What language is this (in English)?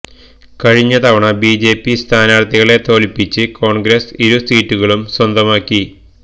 Malayalam